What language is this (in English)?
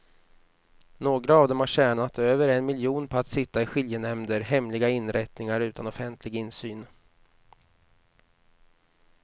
Swedish